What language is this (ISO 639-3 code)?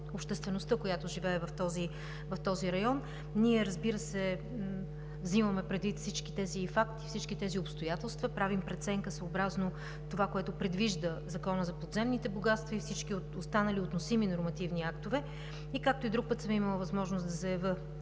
bul